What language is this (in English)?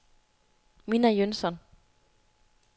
Danish